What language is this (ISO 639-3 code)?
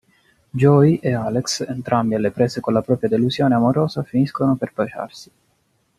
ita